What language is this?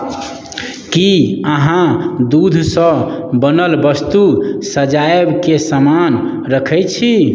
Maithili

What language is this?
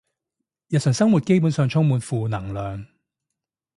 Cantonese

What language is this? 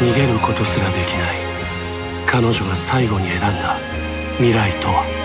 Japanese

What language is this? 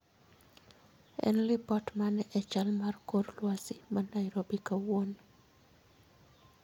Luo (Kenya and Tanzania)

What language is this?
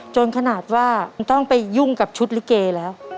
Thai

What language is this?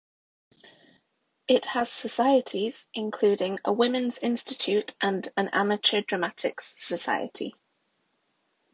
English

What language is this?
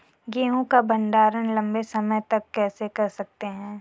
Hindi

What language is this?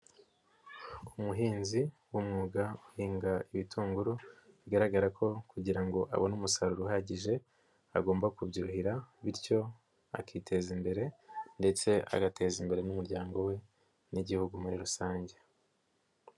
Kinyarwanda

